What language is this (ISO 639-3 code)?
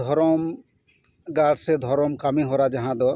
sat